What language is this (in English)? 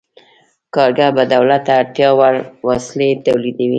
Pashto